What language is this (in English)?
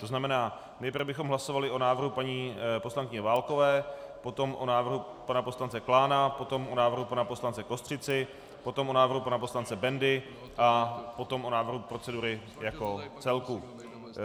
Czech